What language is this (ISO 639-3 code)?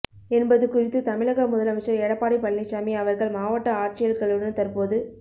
tam